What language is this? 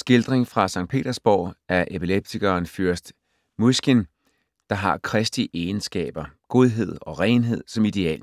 Danish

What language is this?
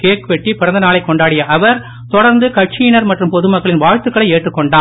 Tamil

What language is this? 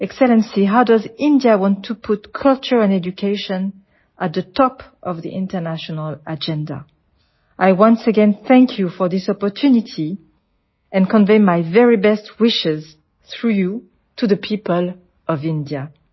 Gujarati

